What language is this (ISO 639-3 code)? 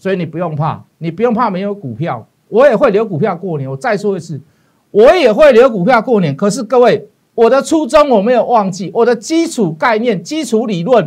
zho